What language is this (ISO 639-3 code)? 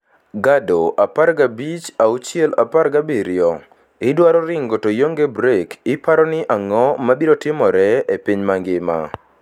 luo